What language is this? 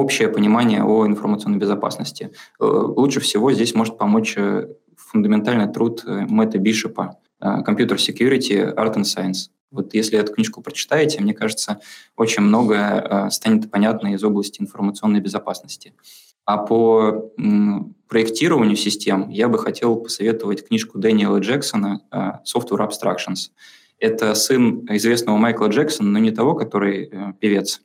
Russian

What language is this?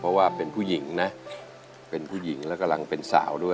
Thai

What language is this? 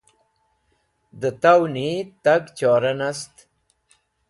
Wakhi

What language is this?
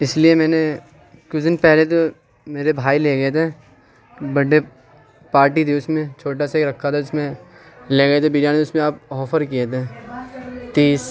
Urdu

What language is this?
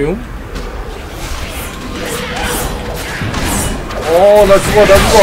Korean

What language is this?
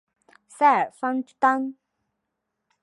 Chinese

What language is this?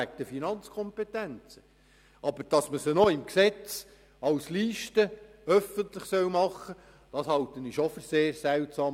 Swiss German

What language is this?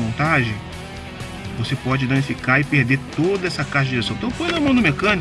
Portuguese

